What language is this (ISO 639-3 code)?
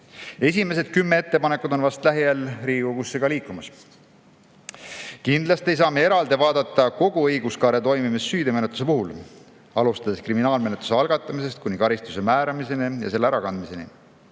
est